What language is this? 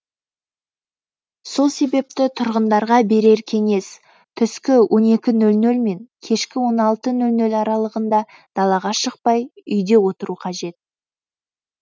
Kazakh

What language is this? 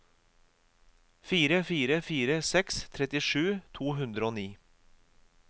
Norwegian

